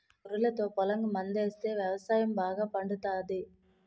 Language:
Telugu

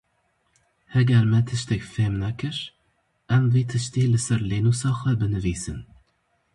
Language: Kurdish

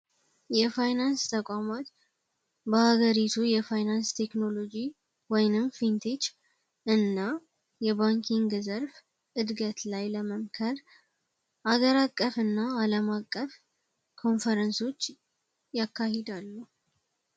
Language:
Amharic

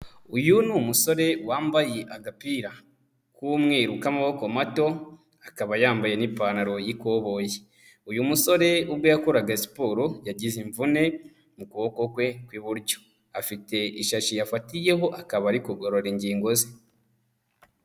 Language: Kinyarwanda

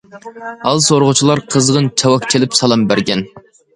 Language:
Uyghur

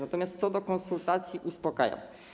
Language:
Polish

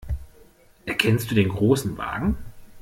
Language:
German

